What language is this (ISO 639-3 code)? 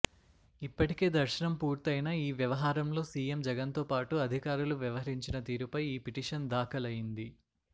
tel